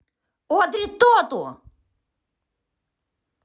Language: Russian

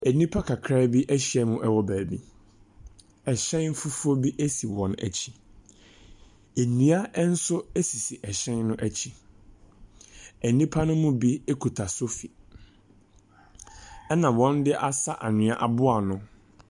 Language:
Akan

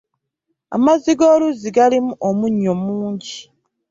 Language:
Ganda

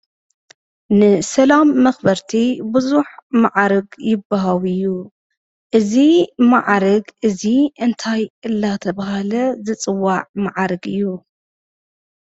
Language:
Tigrinya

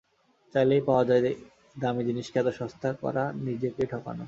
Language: Bangla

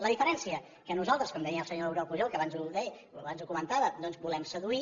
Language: Catalan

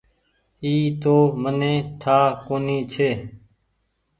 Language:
Goaria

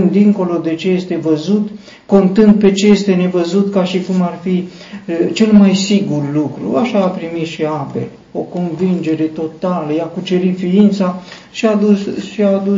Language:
Romanian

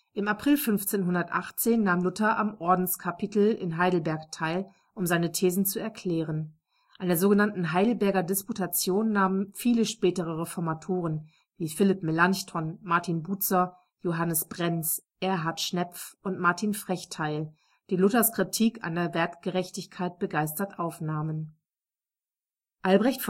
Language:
German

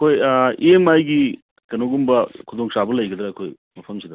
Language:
Manipuri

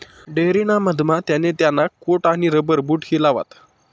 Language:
Marathi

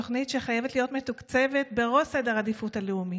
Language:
Hebrew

